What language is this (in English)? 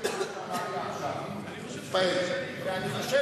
Hebrew